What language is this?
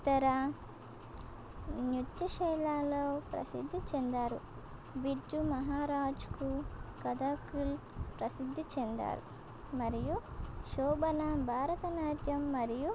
Telugu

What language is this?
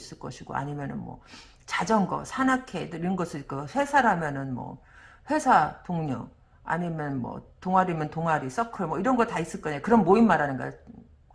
Korean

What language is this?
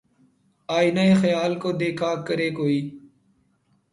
Urdu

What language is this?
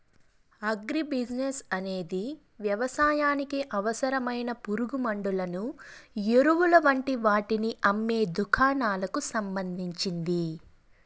Telugu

